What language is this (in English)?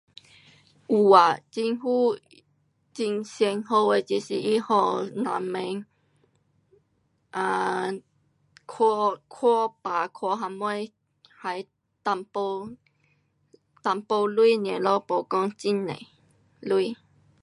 Pu-Xian Chinese